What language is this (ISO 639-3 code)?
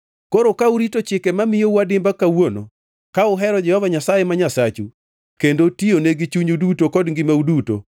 luo